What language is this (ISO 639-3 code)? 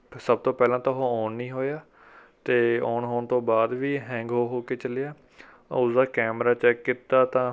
pan